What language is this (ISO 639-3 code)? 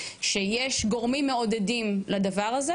heb